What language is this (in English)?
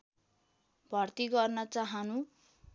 Nepali